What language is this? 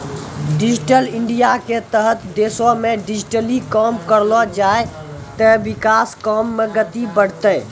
Maithili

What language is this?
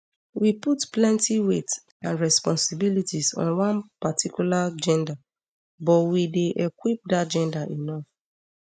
Nigerian Pidgin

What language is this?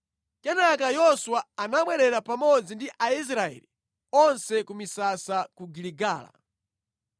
Nyanja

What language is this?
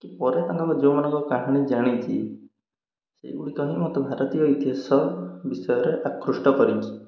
Odia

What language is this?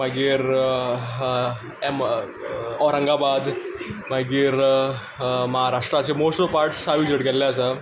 Konkani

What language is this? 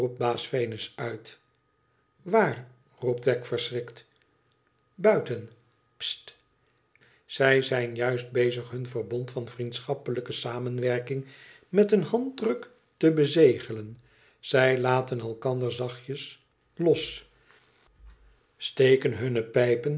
Dutch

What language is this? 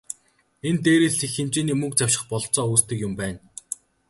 Mongolian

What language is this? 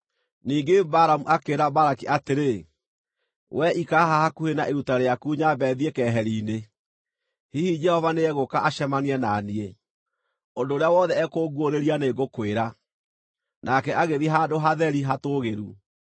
Kikuyu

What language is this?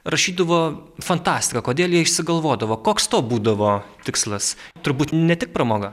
Lithuanian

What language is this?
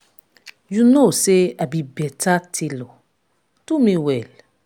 Nigerian Pidgin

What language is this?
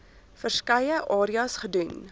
Afrikaans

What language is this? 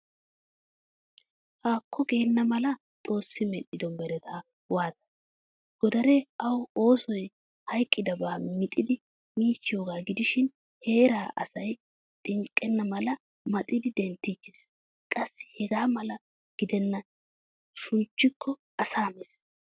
Wolaytta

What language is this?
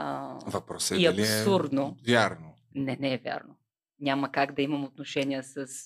Bulgarian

